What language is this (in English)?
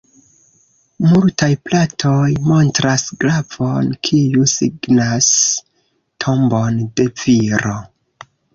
Esperanto